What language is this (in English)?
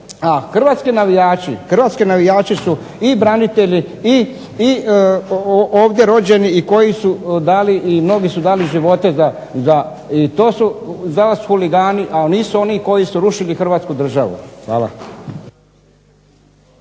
Croatian